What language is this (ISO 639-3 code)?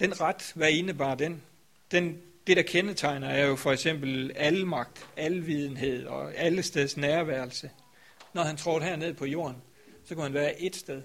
dan